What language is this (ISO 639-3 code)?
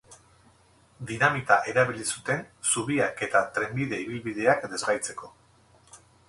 eus